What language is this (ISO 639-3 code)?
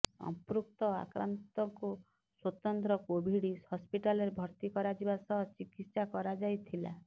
ori